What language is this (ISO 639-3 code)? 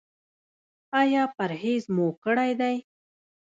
pus